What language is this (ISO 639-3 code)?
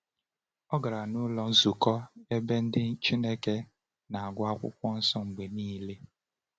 ibo